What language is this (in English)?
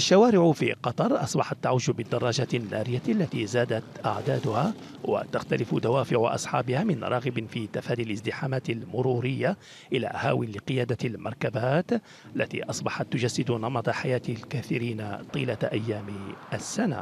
Arabic